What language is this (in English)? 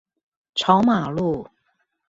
Chinese